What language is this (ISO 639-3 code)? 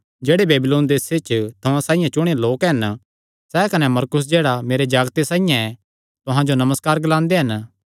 xnr